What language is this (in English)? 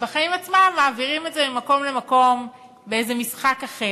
Hebrew